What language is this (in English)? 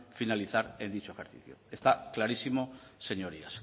Spanish